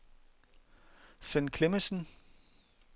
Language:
Danish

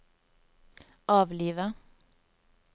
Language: Norwegian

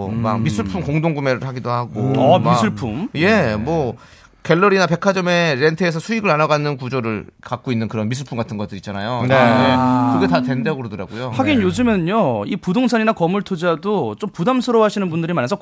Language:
Korean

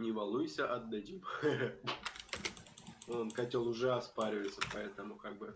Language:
Russian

